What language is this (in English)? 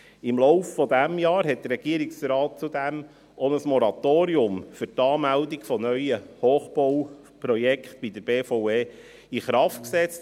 Swiss German